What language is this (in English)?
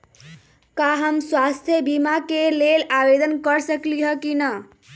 Magahi